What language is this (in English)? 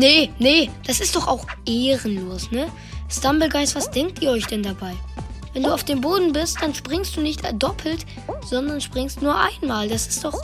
German